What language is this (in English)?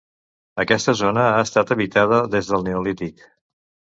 Catalan